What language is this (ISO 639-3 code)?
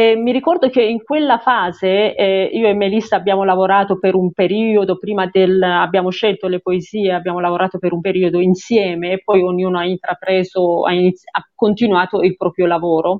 ita